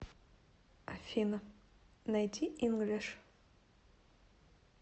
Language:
Russian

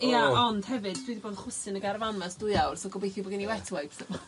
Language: Welsh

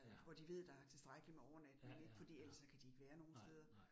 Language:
Danish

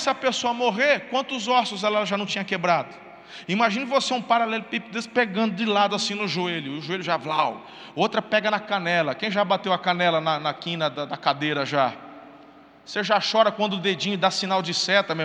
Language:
Portuguese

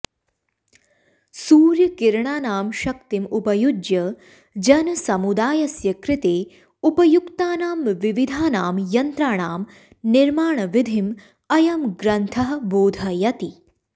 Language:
Sanskrit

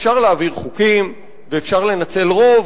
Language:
Hebrew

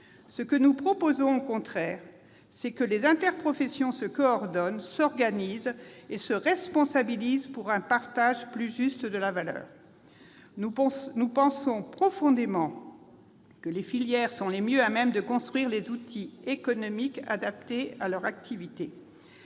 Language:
French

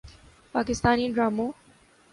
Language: Urdu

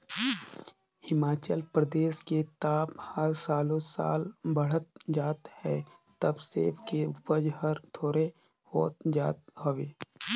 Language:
Chhattisgarhi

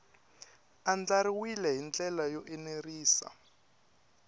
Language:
Tsonga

